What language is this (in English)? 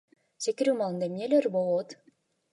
Kyrgyz